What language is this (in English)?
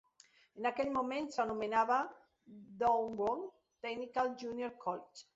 Catalan